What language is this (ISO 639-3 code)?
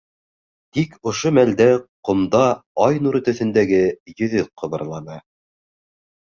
bak